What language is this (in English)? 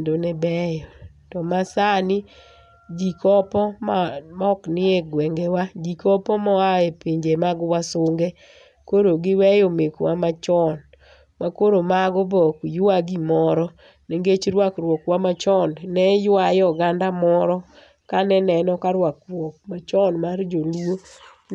Luo (Kenya and Tanzania)